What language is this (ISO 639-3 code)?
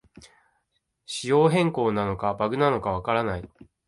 jpn